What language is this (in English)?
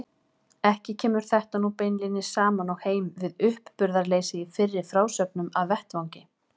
Icelandic